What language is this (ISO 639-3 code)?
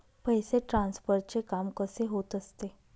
mar